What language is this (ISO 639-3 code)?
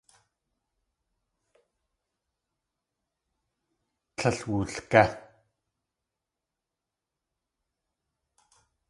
tli